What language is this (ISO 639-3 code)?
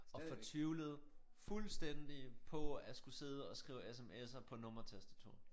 dan